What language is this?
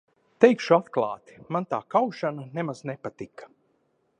Latvian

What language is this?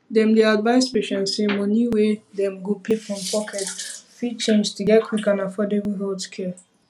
Nigerian Pidgin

